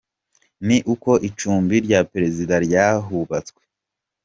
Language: Kinyarwanda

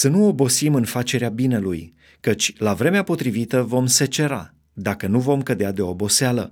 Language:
Romanian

